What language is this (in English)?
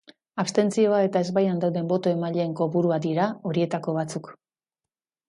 Basque